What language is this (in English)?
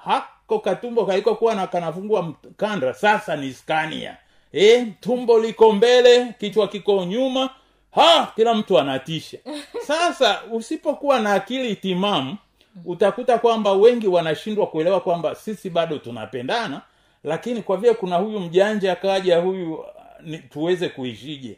Swahili